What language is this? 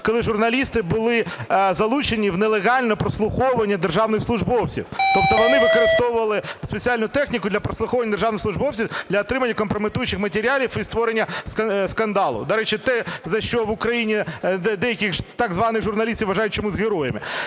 Ukrainian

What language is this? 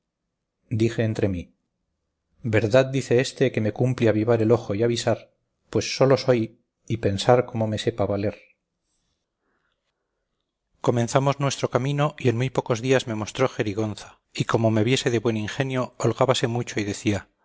Spanish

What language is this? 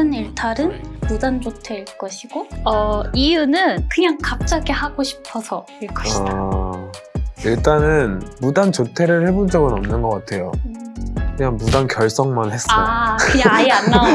Korean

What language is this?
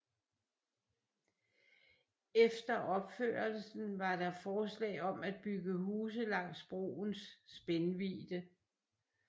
Danish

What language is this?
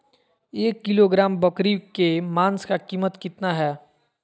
Magahi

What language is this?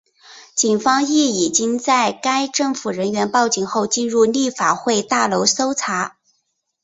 Chinese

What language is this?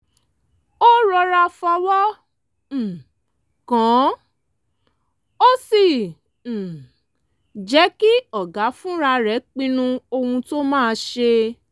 Yoruba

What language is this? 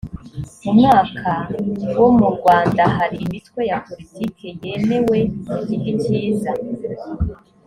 Kinyarwanda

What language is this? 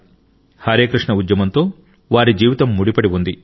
Telugu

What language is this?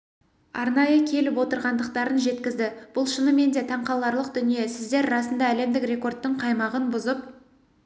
Kazakh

